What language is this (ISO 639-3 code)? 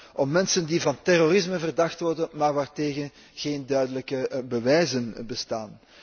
nld